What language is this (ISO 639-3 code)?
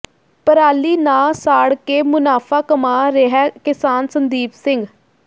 pan